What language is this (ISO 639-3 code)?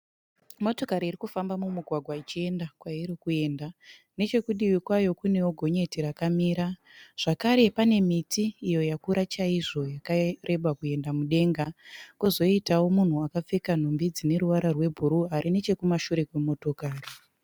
sna